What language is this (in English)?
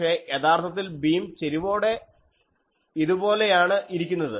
Malayalam